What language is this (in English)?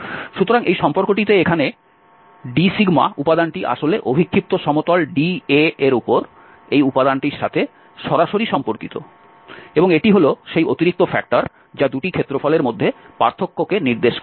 Bangla